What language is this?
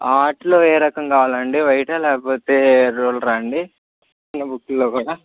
Telugu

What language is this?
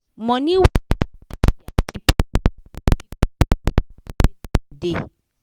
Nigerian Pidgin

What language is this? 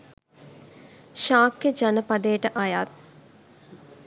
Sinhala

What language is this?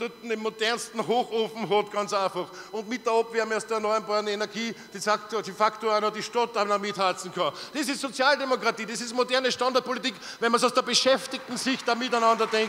German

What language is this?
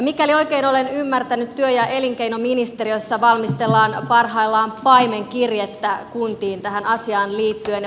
Finnish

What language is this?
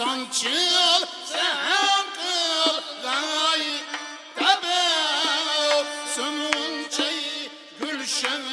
Uzbek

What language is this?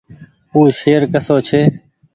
Goaria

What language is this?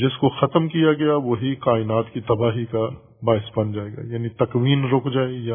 Urdu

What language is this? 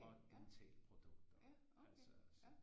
Danish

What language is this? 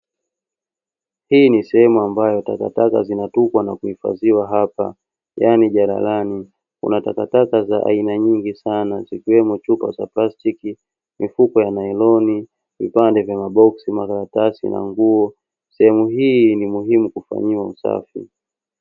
Swahili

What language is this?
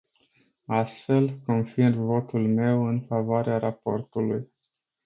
Romanian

